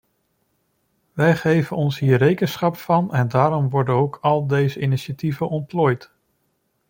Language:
Dutch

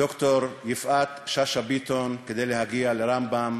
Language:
Hebrew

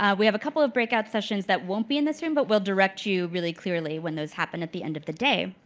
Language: English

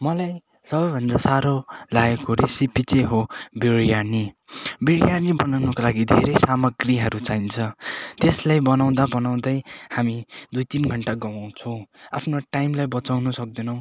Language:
Nepali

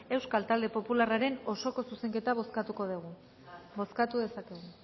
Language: Basque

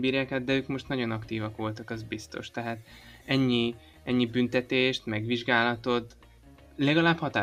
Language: Hungarian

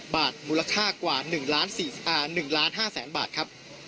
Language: Thai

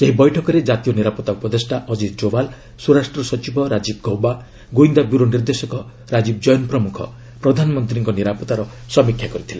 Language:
Odia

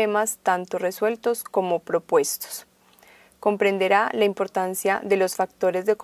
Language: Spanish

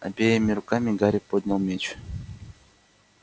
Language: Russian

